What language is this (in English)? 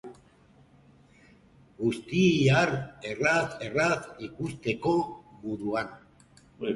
Basque